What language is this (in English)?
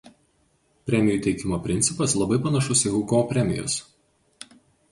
Lithuanian